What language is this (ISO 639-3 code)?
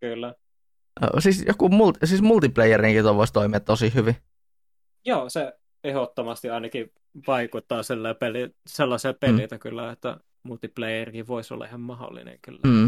fin